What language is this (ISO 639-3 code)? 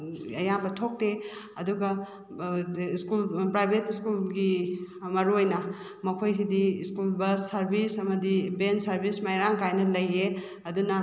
mni